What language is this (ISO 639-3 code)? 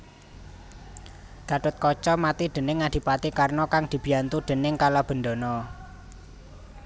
jav